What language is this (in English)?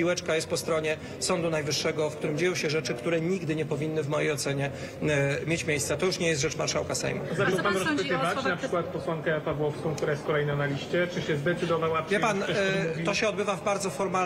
Polish